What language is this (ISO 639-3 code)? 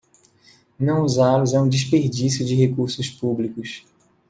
por